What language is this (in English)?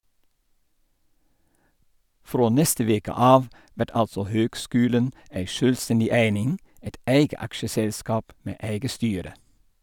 Norwegian